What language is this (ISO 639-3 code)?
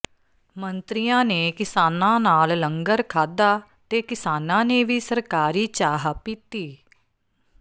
pan